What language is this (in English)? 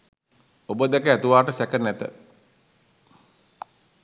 Sinhala